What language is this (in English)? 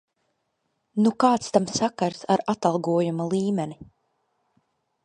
Latvian